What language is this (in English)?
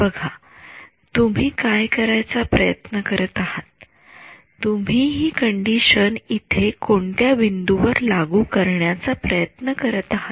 Marathi